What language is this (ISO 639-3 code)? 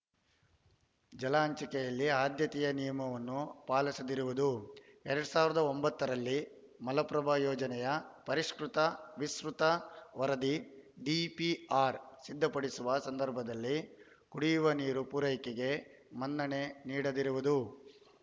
kan